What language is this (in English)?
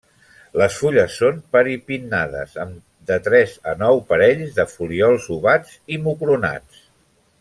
Catalan